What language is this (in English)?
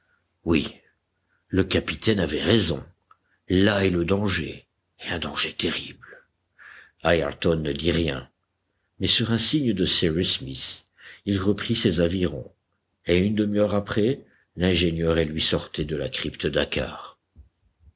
French